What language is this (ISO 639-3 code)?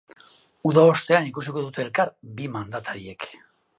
eus